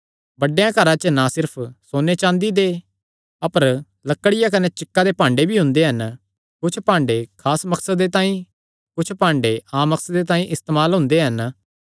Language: Kangri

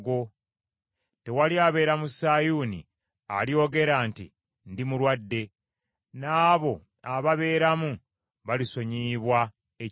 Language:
Ganda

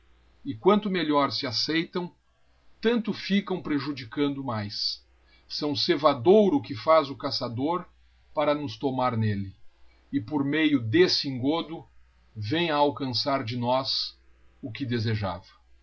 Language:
Portuguese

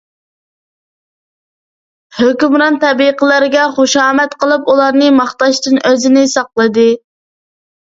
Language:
Uyghur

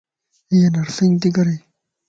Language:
Lasi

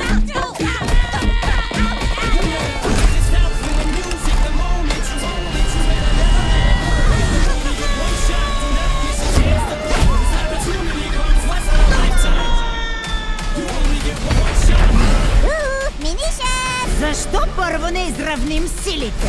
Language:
Ukrainian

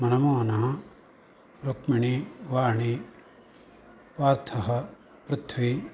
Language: Sanskrit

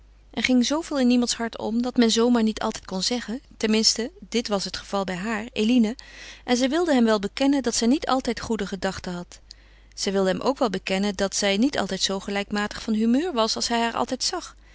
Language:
Dutch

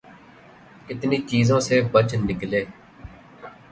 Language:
Urdu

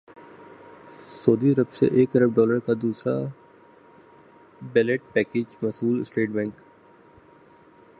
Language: Urdu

